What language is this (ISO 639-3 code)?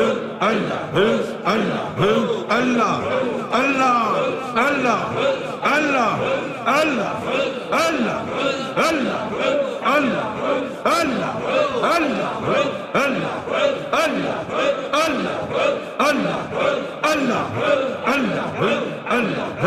urd